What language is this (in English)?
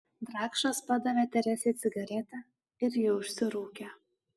Lithuanian